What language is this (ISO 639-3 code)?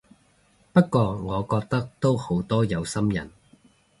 yue